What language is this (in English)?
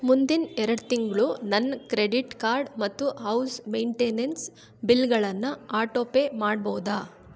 Kannada